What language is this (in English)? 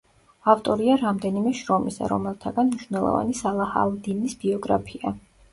Georgian